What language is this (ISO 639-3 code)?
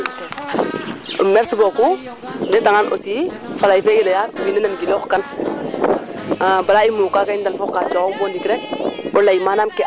srr